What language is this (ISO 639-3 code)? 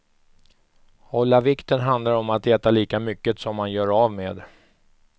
swe